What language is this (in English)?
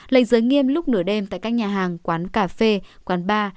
Vietnamese